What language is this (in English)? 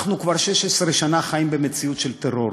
Hebrew